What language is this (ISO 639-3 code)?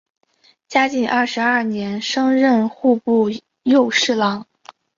zho